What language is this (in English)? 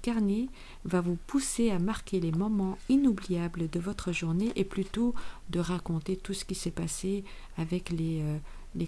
French